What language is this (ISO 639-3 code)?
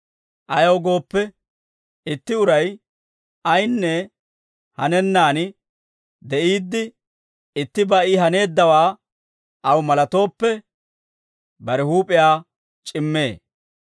dwr